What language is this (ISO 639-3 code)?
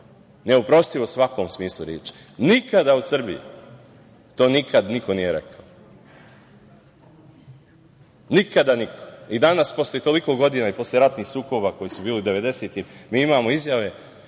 srp